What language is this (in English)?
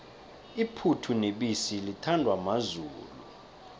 South Ndebele